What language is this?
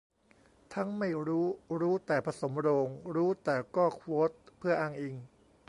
Thai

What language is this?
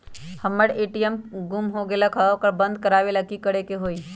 Magahi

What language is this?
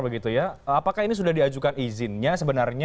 Indonesian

